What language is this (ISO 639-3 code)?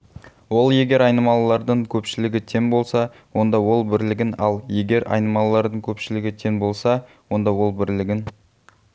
kaz